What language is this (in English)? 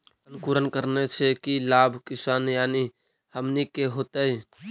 Magahi